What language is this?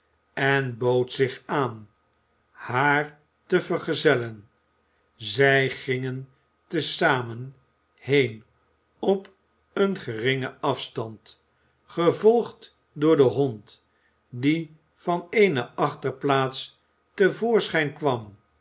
Dutch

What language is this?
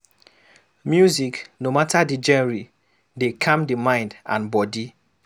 Nigerian Pidgin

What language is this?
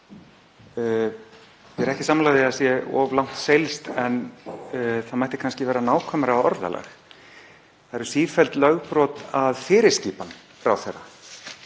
Icelandic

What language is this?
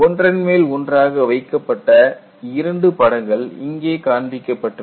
Tamil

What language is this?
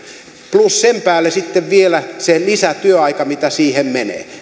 Finnish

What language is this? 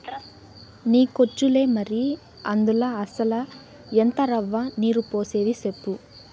Telugu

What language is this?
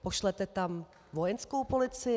Czech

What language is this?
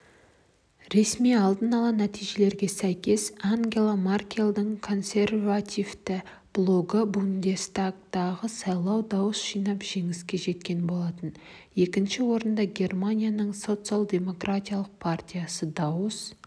Kazakh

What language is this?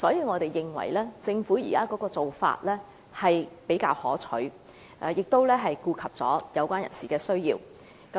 Cantonese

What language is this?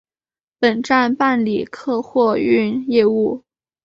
Chinese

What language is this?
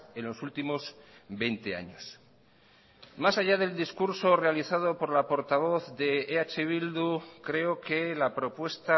Spanish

